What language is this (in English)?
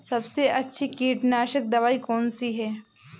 Hindi